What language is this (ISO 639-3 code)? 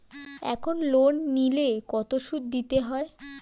ben